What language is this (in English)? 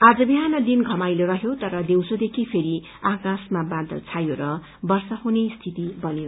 Nepali